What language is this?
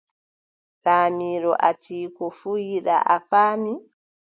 Adamawa Fulfulde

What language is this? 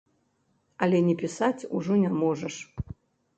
Belarusian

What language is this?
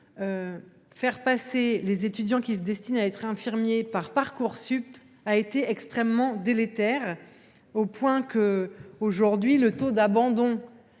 French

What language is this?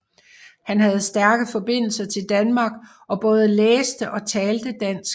Danish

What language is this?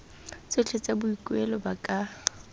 Tswana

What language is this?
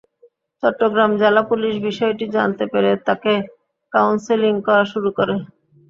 Bangla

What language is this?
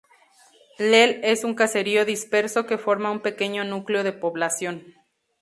Spanish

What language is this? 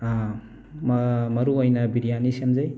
Manipuri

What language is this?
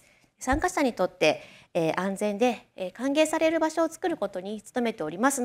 Japanese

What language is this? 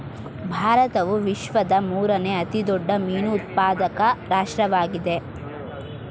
Kannada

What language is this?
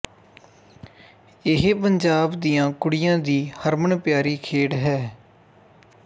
Punjabi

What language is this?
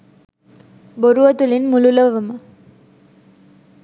Sinhala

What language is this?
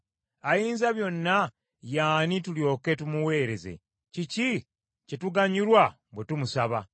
Ganda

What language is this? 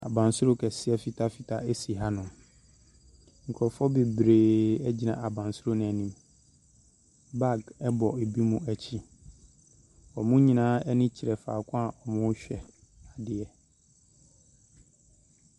Akan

